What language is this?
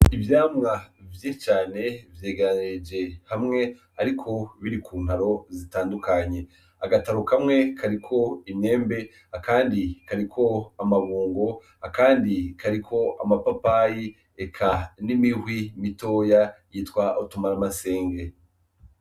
Rundi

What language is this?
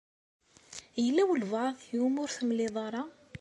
Kabyle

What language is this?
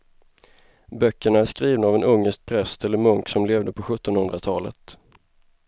Swedish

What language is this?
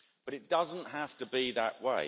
English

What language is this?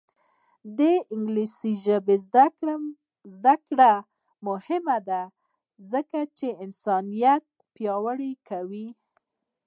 Pashto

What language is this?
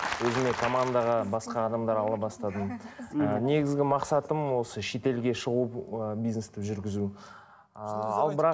Kazakh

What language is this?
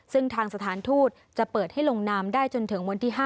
Thai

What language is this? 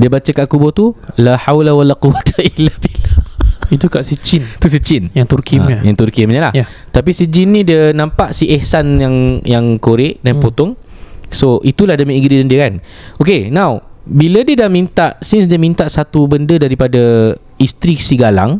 Malay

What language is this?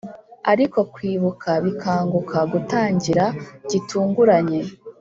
Kinyarwanda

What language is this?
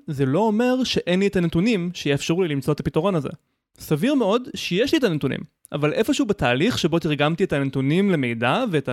Hebrew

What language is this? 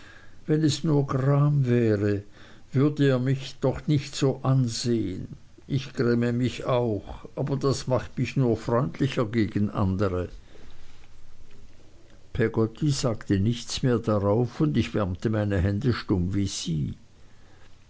German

